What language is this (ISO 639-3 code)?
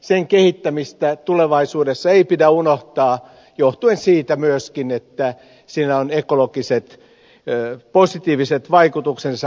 fin